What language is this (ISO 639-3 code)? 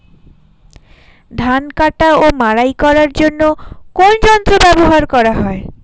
ben